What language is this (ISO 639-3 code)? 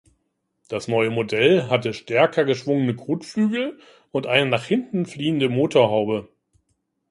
deu